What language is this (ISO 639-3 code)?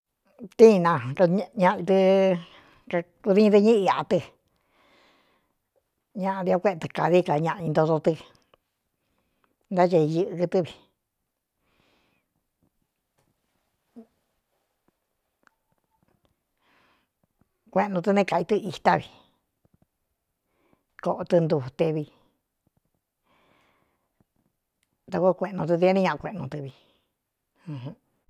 xtu